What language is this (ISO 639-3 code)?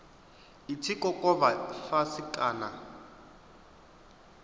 ven